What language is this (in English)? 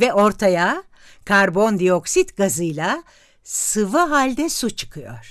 Turkish